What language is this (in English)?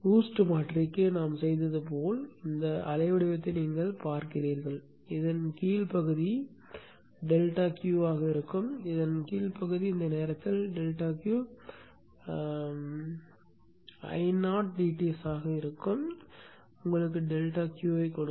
Tamil